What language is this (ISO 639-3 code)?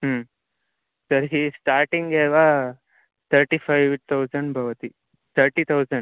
san